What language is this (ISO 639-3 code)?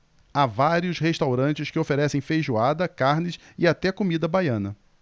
por